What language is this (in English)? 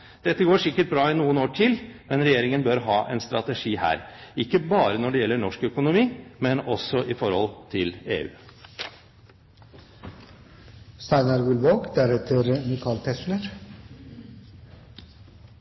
Norwegian Bokmål